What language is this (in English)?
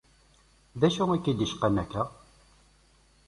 Kabyle